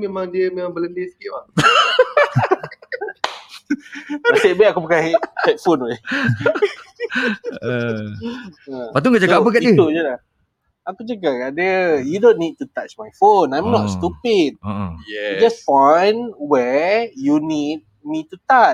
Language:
Malay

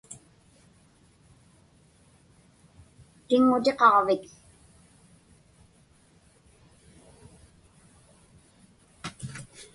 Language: Inupiaq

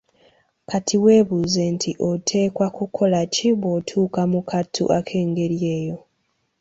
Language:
Ganda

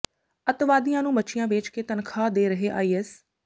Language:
Punjabi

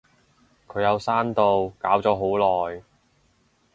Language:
Cantonese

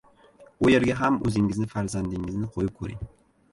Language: Uzbek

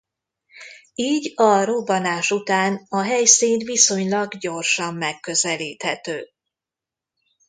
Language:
Hungarian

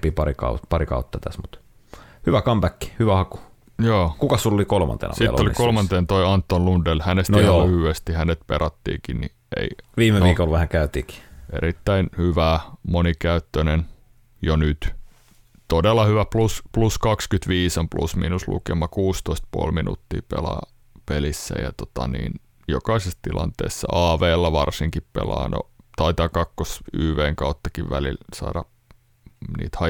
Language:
Finnish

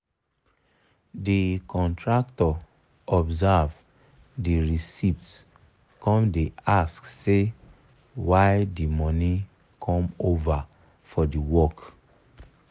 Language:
Nigerian Pidgin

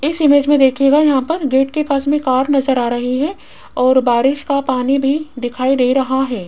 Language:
Hindi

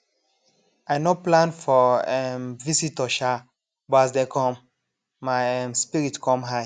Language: Nigerian Pidgin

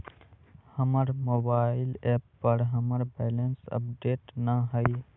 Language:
Magahi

